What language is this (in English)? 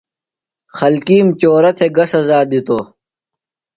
Phalura